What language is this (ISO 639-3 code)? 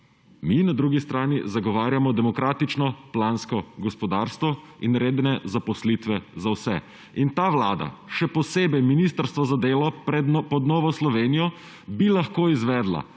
slv